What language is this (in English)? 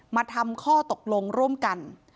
Thai